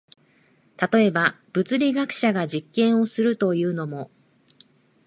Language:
Japanese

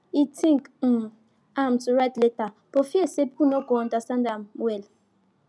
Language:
Nigerian Pidgin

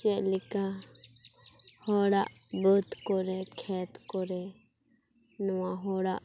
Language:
Santali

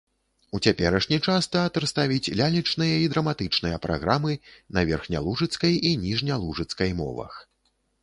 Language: Belarusian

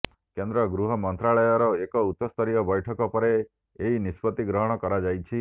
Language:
Odia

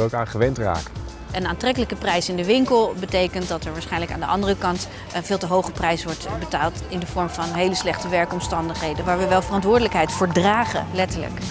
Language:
Dutch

